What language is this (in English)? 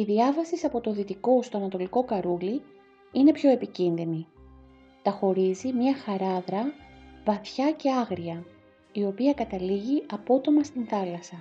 Greek